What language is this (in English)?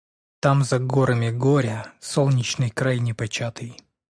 Russian